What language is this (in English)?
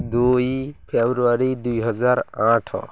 Odia